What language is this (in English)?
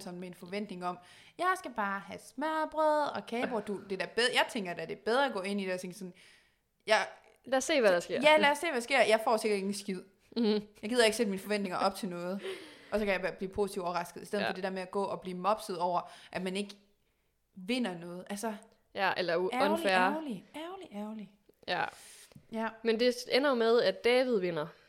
Danish